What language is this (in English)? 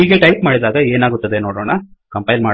Kannada